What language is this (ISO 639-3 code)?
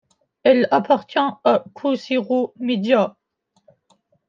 fra